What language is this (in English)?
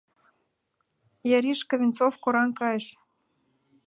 Mari